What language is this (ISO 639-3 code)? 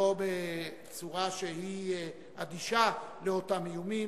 heb